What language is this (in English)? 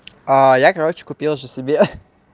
Russian